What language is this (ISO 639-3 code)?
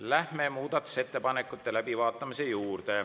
est